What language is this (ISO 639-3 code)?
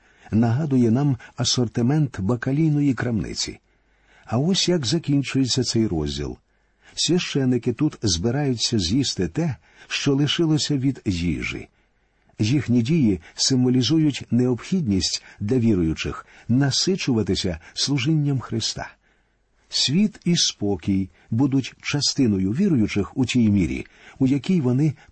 ukr